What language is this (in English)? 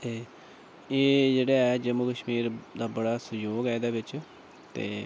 Dogri